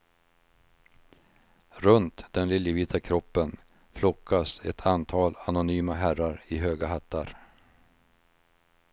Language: Swedish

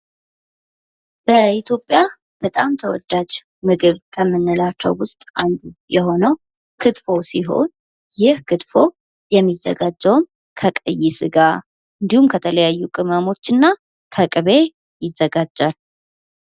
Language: Amharic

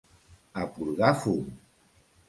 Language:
Catalan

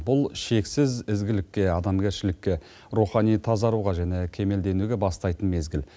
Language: Kazakh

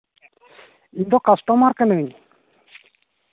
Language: Santali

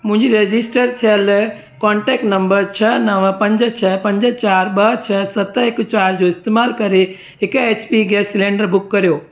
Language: Sindhi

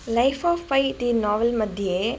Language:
Sanskrit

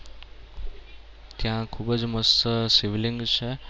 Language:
Gujarati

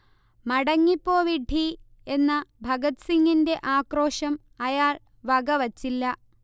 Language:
Malayalam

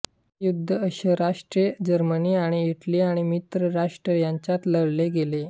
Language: Marathi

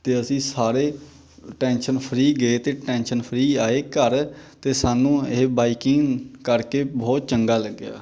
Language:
Punjabi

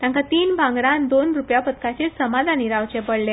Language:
Konkani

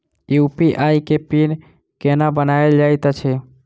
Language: Maithili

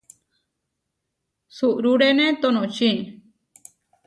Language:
Huarijio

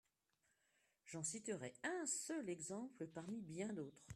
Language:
French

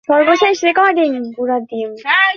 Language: Bangla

